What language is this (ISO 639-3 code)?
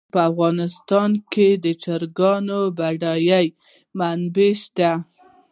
pus